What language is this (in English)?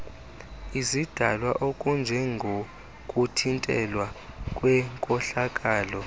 Xhosa